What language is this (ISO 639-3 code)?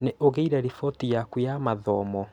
kik